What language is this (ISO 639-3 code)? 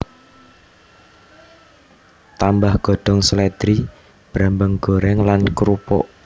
jav